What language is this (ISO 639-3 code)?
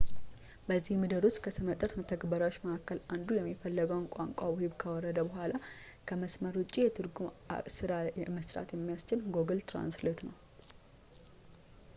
amh